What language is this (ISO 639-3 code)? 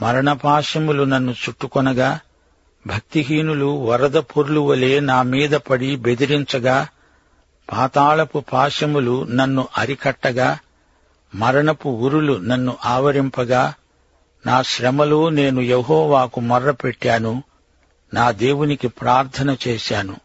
tel